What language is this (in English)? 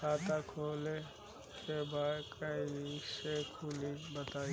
Bhojpuri